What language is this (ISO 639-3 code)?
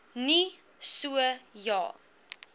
afr